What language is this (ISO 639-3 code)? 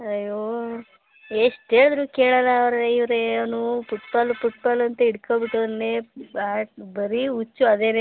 kan